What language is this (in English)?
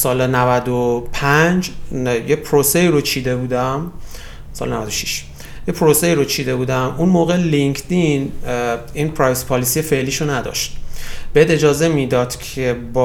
Persian